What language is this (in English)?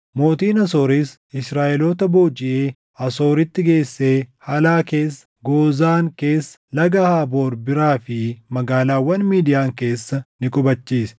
Oromo